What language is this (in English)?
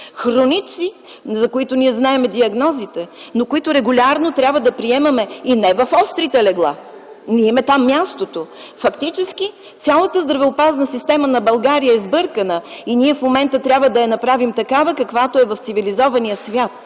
Bulgarian